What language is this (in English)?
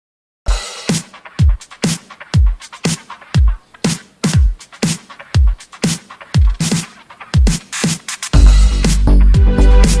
Indonesian